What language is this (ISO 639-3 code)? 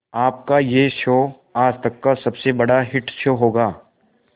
hin